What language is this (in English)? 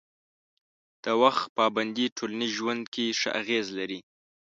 Pashto